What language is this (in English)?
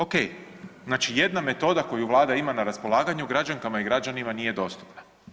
Croatian